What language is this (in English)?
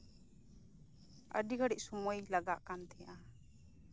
Santali